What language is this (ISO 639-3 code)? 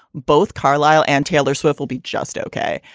eng